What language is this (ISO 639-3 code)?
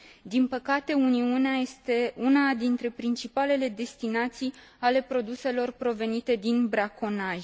ron